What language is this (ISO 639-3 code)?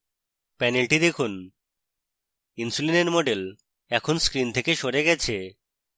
ben